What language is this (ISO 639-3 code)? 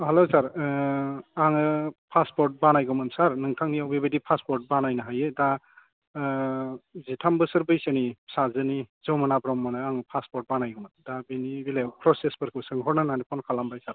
brx